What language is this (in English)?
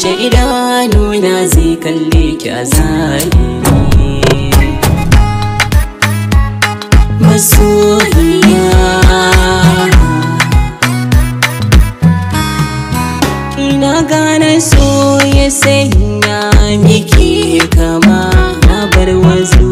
Indonesian